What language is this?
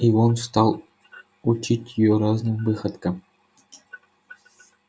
Russian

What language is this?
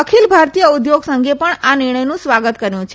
Gujarati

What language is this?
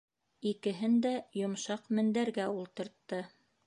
Bashkir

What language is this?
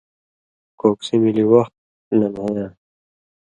Indus Kohistani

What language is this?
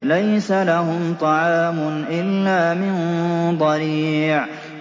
Arabic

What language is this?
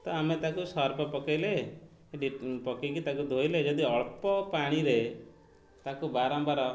Odia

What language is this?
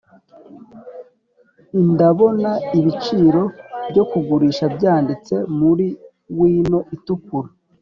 Kinyarwanda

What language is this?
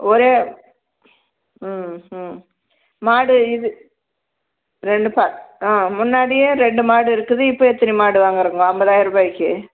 Tamil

